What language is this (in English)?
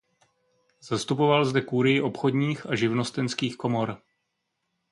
Czech